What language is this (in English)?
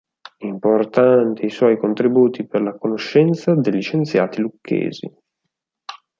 Italian